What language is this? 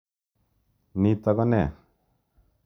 Kalenjin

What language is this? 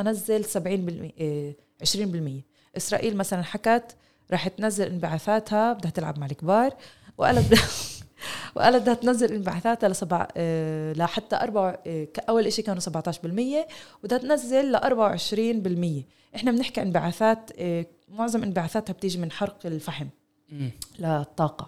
Arabic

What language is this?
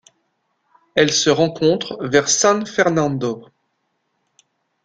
French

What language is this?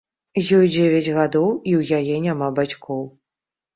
Belarusian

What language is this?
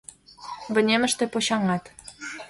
Mari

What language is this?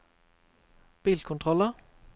Norwegian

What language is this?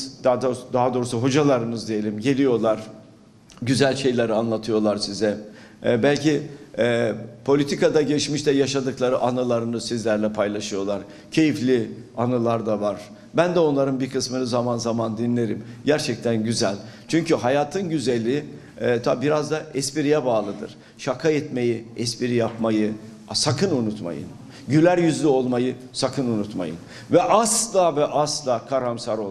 Turkish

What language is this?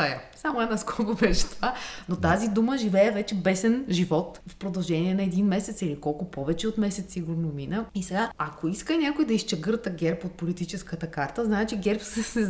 Bulgarian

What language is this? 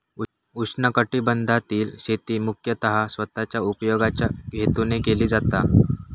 Marathi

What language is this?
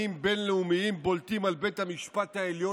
Hebrew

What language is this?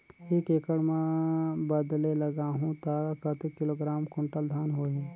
Chhattisgarhi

